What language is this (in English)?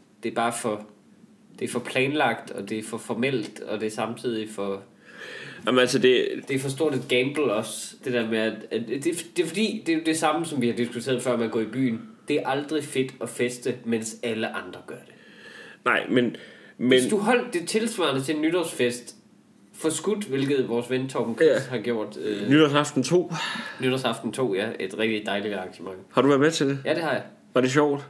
Danish